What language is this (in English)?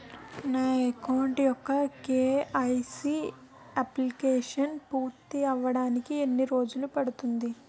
Telugu